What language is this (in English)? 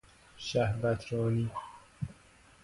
Persian